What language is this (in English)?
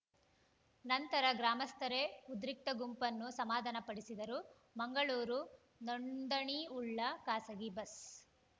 Kannada